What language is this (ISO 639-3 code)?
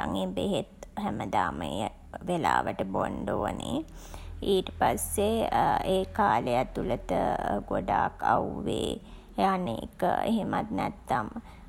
sin